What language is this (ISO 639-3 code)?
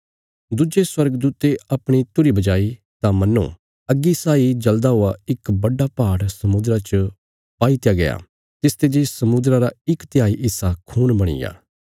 kfs